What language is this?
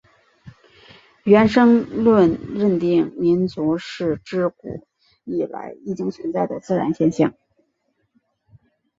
Chinese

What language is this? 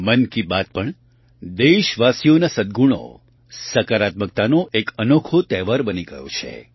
Gujarati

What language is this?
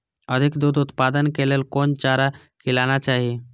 Maithili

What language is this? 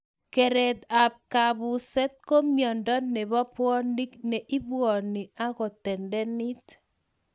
Kalenjin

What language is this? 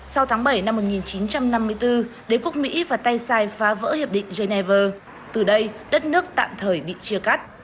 Vietnamese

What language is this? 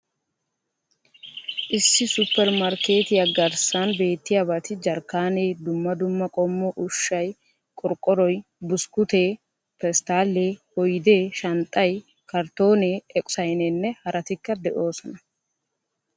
Wolaytta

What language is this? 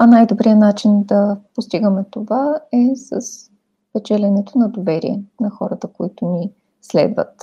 Bulgarian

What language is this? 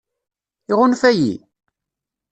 Kabyle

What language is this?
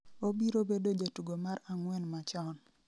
Luo (Kenya and Tanzania)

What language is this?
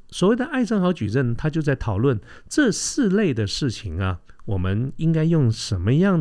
Chinese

